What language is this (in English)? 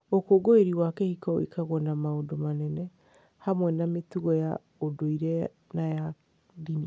Kikuyu